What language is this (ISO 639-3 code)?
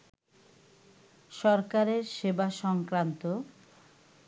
ben